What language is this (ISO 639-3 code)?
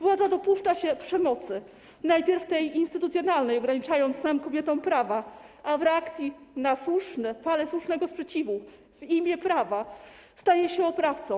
pol